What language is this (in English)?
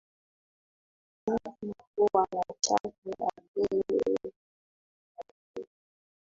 Swahili